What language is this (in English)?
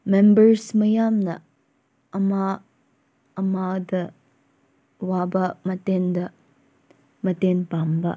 Manipuri